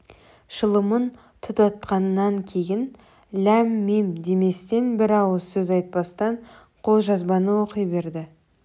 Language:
Kazakh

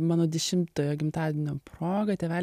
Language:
Lithuanian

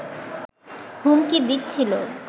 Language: Bangla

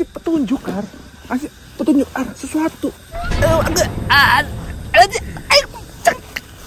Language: Indonesian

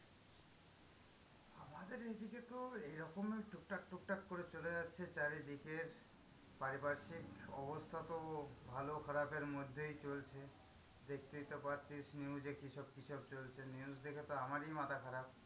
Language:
Bangla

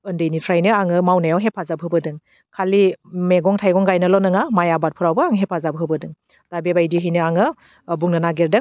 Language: Bodo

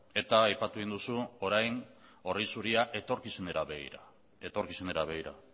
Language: Basque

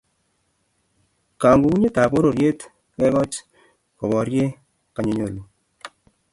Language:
Kalenjin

